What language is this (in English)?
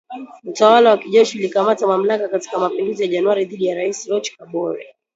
Swahili